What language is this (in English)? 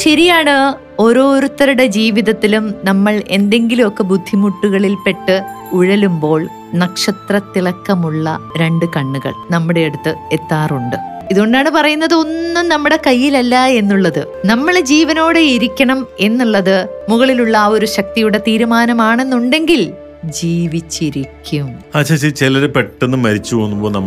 Malayalam